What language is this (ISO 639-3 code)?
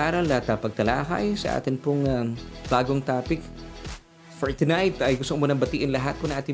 fil